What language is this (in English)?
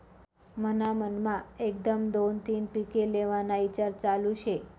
Marathi